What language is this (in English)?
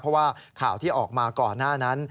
Thai